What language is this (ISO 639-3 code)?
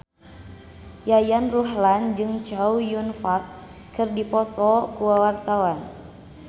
sun